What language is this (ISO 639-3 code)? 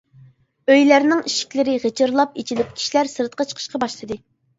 uig